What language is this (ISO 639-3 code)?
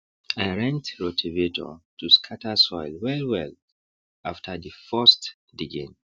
pcm